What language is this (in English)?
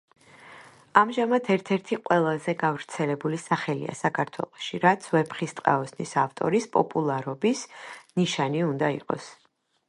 Georgian